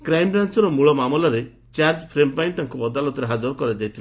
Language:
Odia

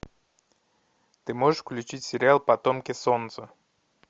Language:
Russian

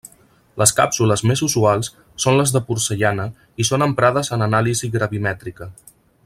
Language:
Catalan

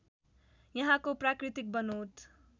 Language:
Nepali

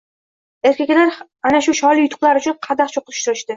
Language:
Uzbek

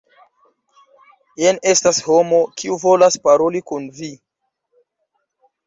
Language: Esperanto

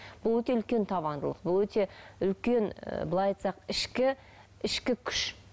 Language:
Kazakh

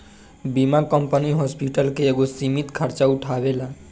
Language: Bhojpuri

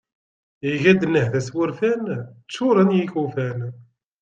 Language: Kabyle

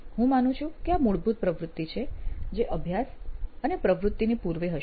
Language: Gujarati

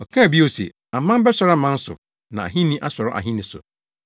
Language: Akan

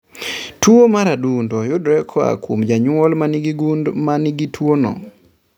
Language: Luo (Kenya and Tanzania)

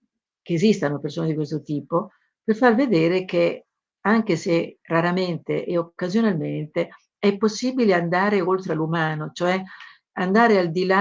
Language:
Italian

